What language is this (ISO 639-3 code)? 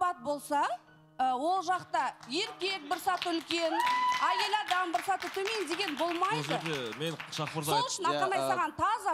tur